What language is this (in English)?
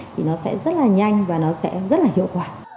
Vietnamese